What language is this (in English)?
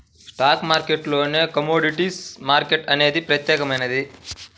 Telugu